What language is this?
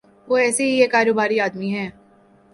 Urdu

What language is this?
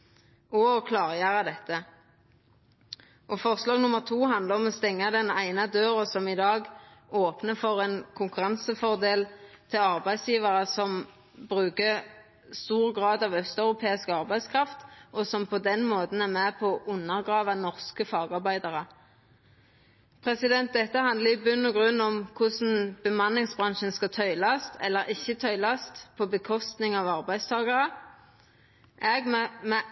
Norwegian Nynorsk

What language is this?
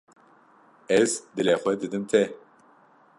Kurdish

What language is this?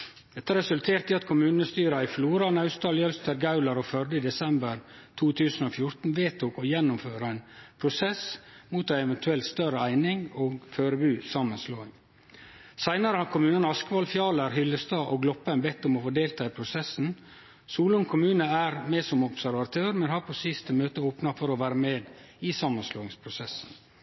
Norwegian Nynorsk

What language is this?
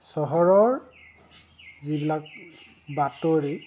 Assamese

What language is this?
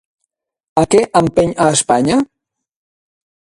Catalan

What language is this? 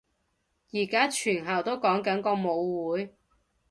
Cantonese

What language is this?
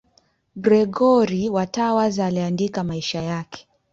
Swahili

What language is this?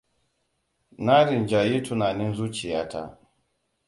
Hausa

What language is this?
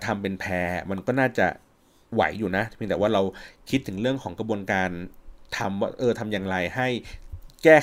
Thai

